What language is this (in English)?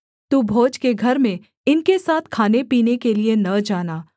Hindi